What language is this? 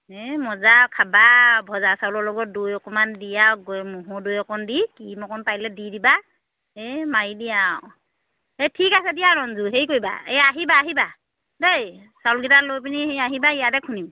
Assamese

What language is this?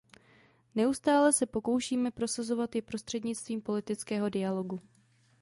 Czech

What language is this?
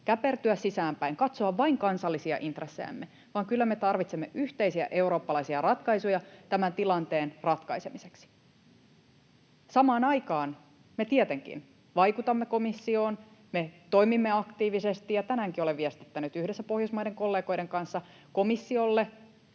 Finnish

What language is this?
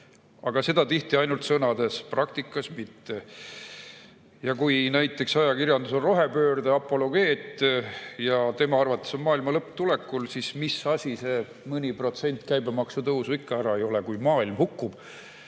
Estonian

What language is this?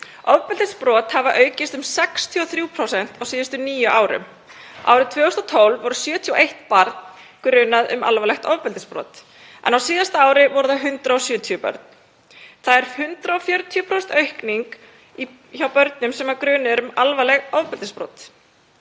Icelandic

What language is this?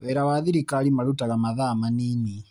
Kikuyu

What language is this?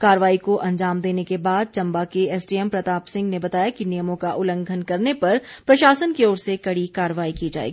Hindi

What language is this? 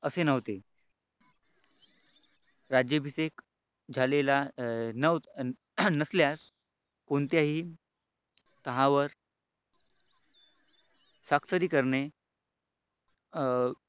Marathi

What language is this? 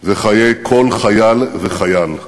Hebrew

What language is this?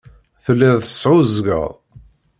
Kabyle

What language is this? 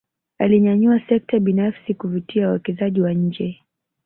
Swahili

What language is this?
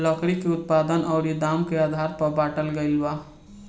Bhojpuri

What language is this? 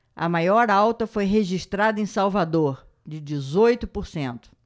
Portuguese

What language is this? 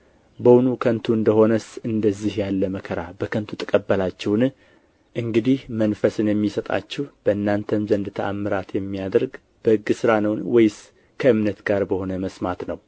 Amharic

